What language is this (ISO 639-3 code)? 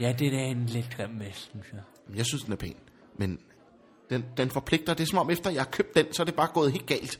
dan